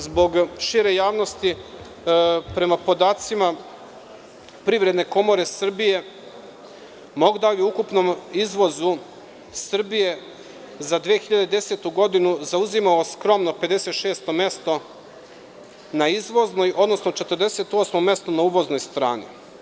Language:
Serbian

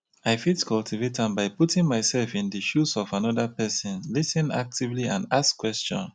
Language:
Nigerian Pidgin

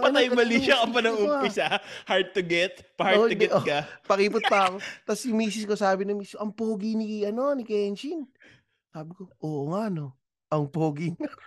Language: Filipino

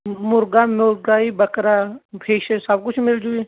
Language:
Punjabi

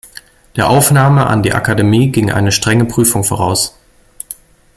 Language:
German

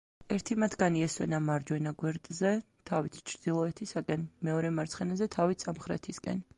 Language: Georgian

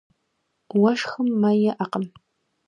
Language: Kabardian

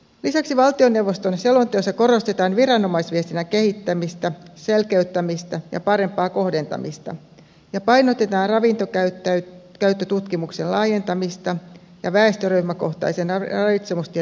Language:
Finnish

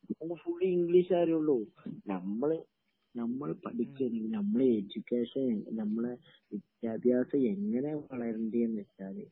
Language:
Malayalam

